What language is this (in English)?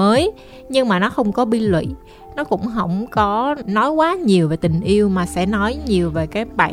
Vietnamese